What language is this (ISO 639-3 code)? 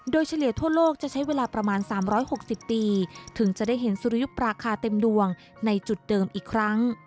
tha